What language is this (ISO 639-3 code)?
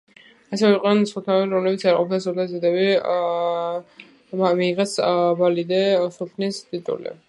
kat